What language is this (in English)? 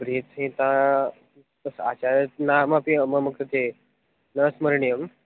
Sanskrit